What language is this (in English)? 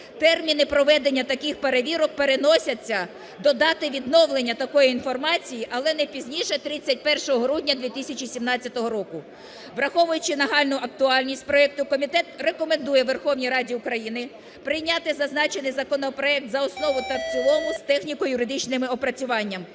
Ukrainian